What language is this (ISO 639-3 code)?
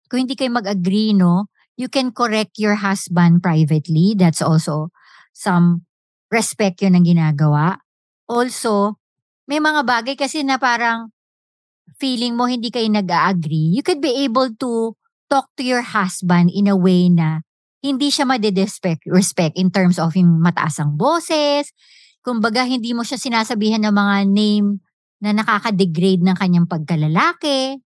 fil